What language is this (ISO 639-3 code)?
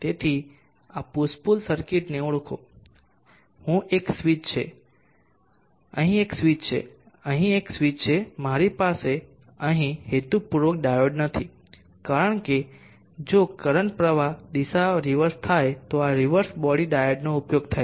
guj